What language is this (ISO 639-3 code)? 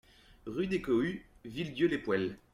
fra